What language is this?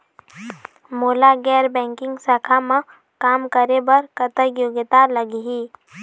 Chhattisgarhi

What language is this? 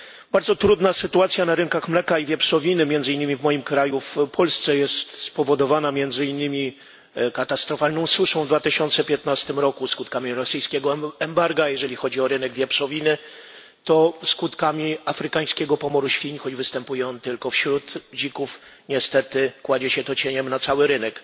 Polish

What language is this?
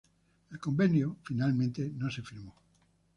Spanish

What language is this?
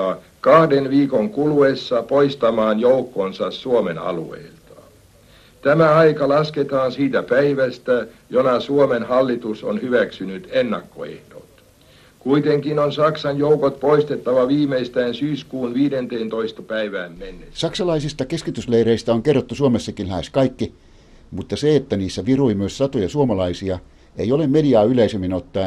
Finnish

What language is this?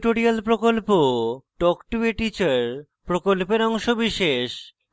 Bangla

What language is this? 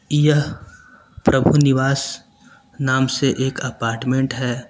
Hindi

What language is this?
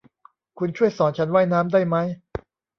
Thai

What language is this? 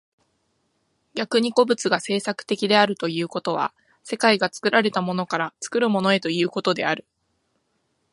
Japanese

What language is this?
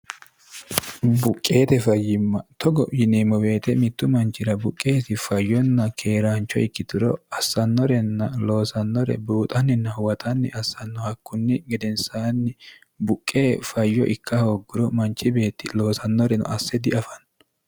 Sidamo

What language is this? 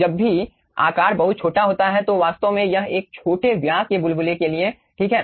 Hindi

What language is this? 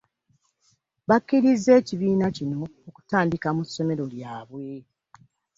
Ganda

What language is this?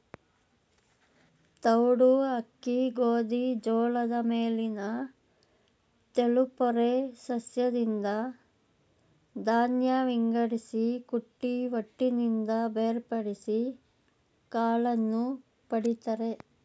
Kannada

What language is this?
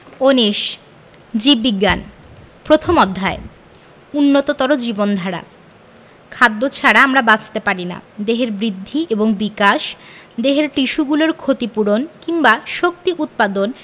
Bangla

